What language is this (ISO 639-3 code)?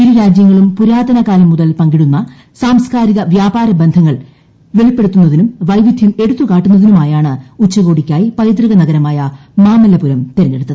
mal